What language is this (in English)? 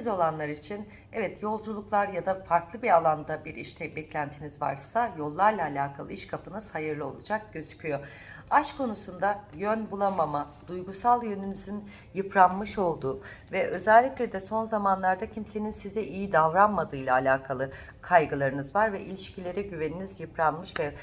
Turkish